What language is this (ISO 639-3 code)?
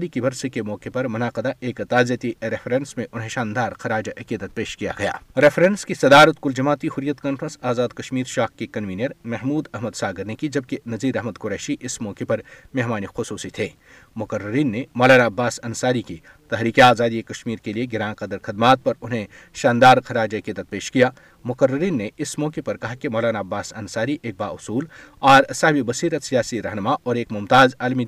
urd